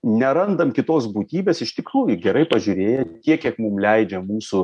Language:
Lithuanian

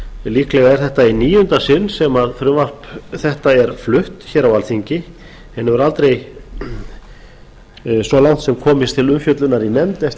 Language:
Icelandic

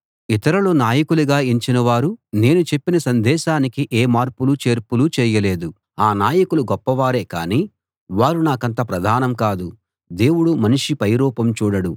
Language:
Telugu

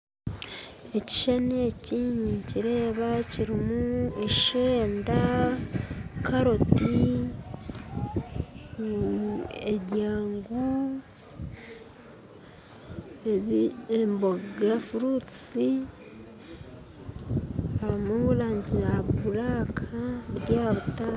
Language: Nyankole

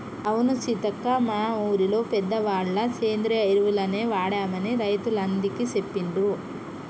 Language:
Telugu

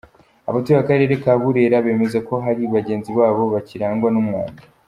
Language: Kinyarwanda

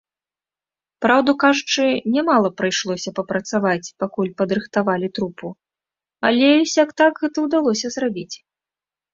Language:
Belarusian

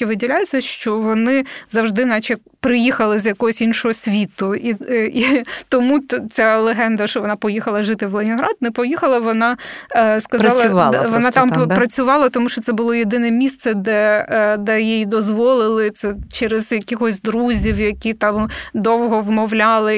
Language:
Ukrainian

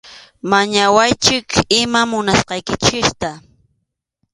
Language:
Arequipa-La Unión Quechua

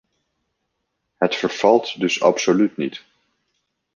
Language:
Dutch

